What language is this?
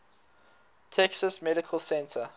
English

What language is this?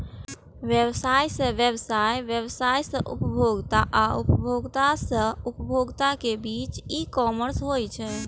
Maithili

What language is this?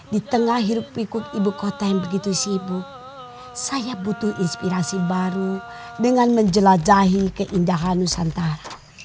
Indonesian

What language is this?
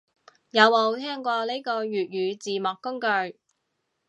Cantonese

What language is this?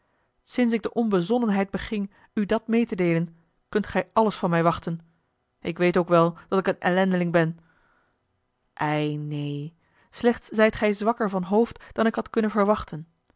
Dutch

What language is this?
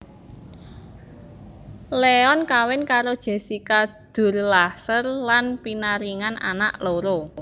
Javanese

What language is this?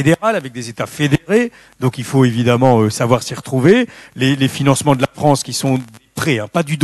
French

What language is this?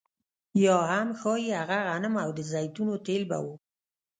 Pashto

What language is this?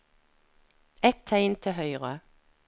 Norwegian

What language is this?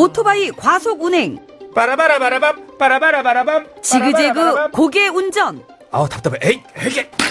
Korean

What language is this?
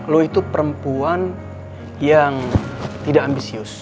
Indonesian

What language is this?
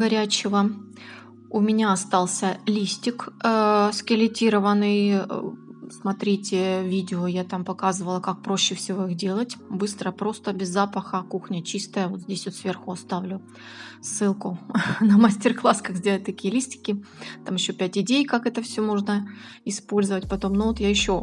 Russian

